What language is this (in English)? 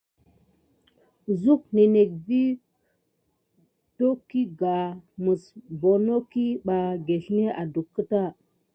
Gidar